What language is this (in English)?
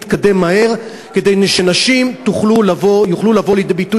Hebrew